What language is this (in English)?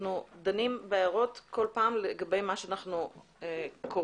Hebrew